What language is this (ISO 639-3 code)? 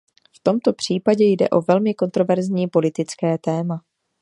ces